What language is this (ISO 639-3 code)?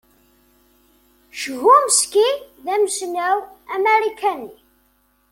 kab